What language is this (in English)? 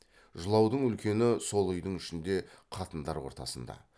Kazakh